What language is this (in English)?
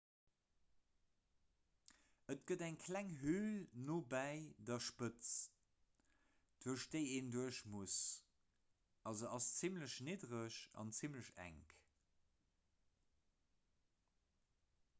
Luxembourgish